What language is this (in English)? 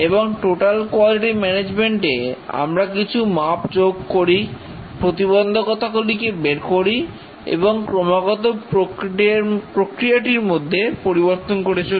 Bangla